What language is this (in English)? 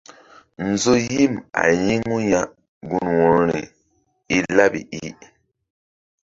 Mbum